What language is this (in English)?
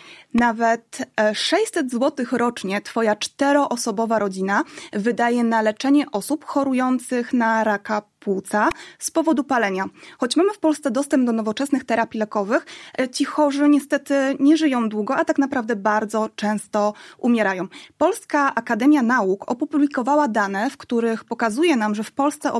Polish